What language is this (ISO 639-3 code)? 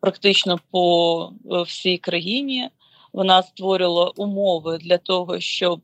ukr